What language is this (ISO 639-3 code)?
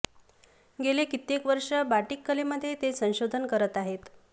mar